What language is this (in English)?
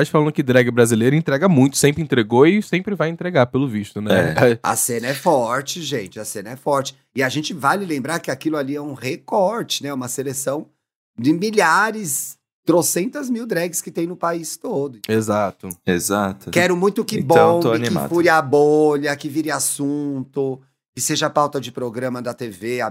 Portuguese